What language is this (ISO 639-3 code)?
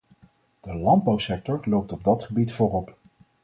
nld